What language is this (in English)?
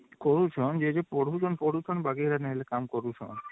Odia